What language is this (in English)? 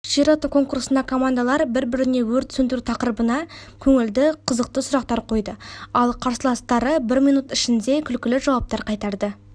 Kazakh